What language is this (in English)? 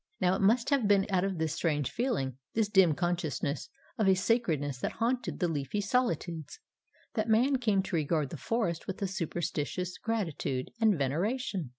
English